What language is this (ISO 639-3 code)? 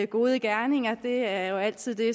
dan